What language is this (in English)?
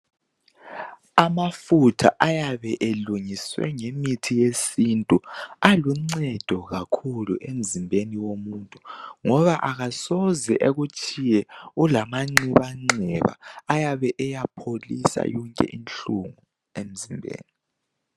North Ndebele